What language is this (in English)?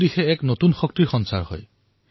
Assamese